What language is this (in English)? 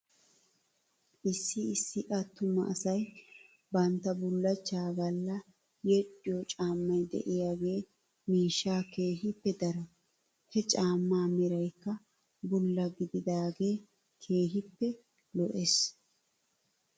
Wolaytta